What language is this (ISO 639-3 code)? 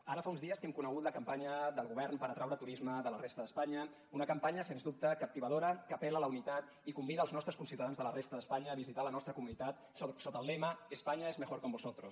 cat